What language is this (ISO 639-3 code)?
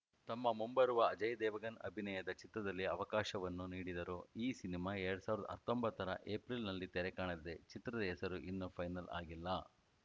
kan